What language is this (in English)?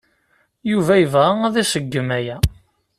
Kabyle